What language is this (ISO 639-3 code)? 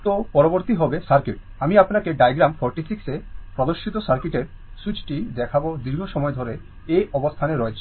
ben